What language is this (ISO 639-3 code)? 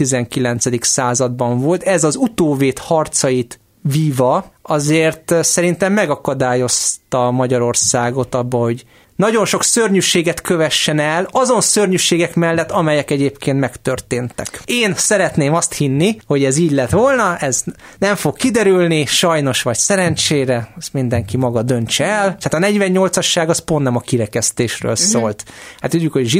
hun